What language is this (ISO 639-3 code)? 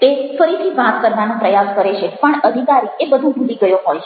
guj